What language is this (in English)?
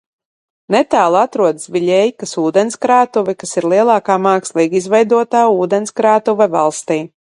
Latvian